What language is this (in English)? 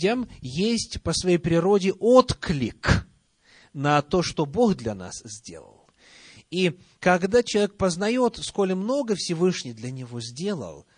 Russian